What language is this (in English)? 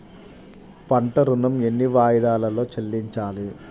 Telugu